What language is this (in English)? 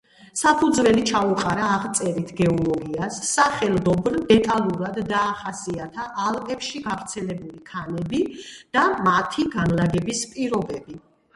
Georgian